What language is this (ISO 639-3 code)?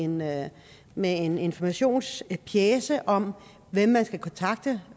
dan